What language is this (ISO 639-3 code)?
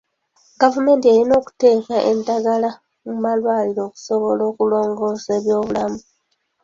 lug